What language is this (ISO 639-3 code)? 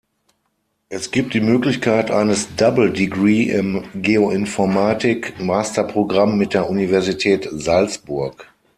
deu